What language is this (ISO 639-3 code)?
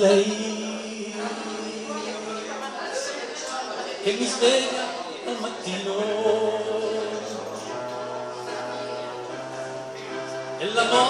bul